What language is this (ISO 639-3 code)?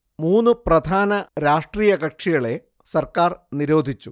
mal